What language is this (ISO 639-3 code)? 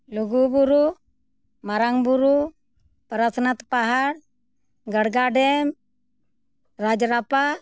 sat